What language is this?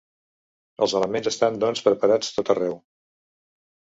Catalan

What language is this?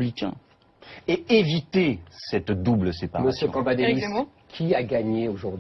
French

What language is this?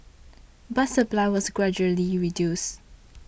English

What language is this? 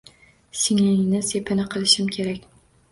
Uzbek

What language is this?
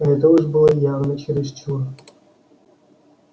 Russian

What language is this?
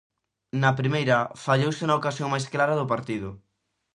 Galician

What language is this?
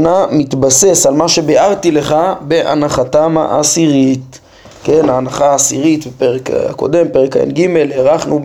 Hebrew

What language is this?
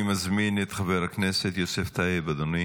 Hebrew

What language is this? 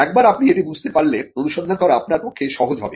Bangla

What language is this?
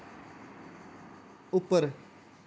Dogri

